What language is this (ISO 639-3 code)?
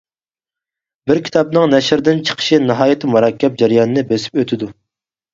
uig